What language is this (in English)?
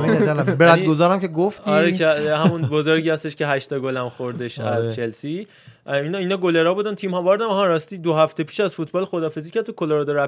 Persian